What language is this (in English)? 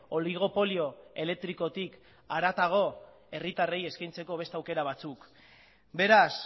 Basque